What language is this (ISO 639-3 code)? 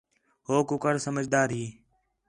xhe